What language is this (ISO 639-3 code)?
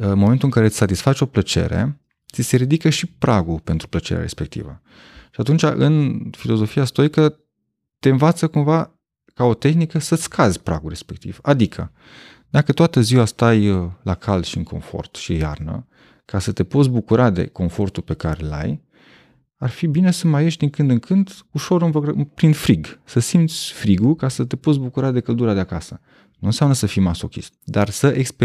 ron